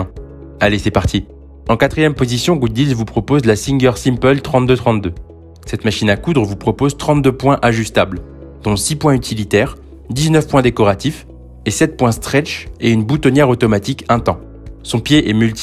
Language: French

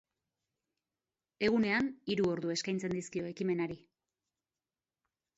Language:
Basque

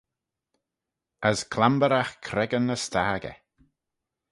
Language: Manx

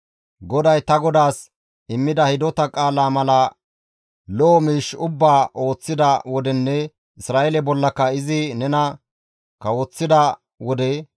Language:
Gamo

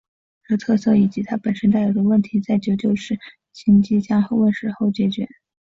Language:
Chinese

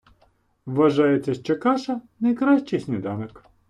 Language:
Ukrainian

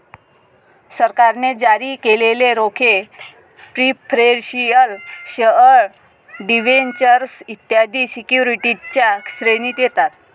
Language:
Marathi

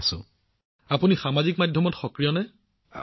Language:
Assamese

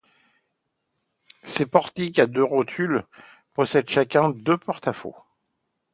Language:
French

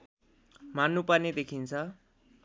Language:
Nepali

